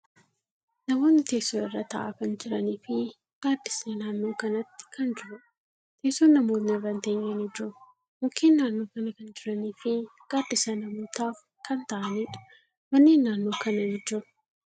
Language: Oromo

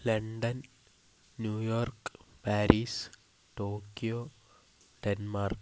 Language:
Malayalam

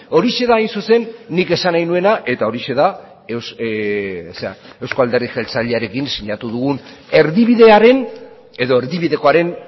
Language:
Basque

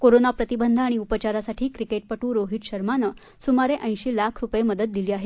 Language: Marathi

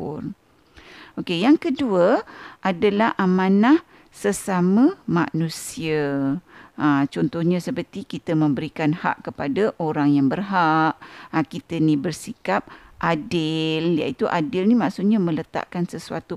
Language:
Malay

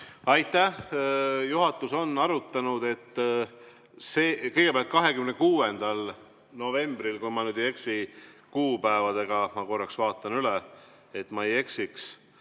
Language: Estonian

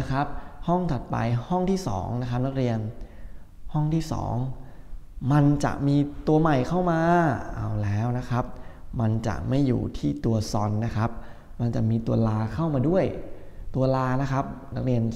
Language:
Thai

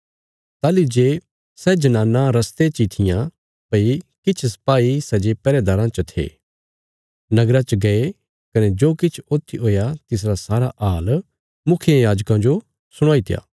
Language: Bilaspuri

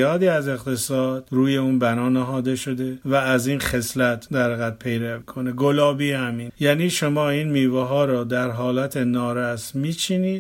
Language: Persian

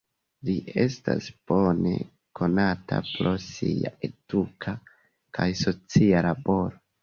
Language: Esperanto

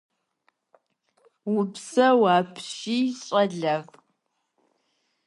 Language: Kabardian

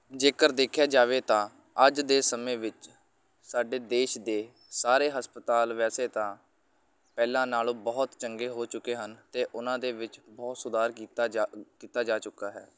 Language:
Punjabi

